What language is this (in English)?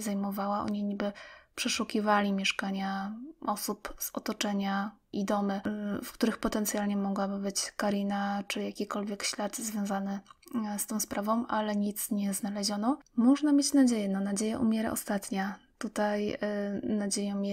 Polish